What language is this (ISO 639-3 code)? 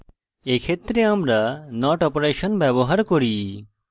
ben